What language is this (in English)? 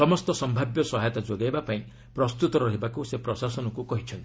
Odia